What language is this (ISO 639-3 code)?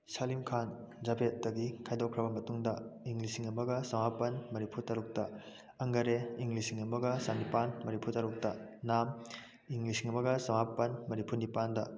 mni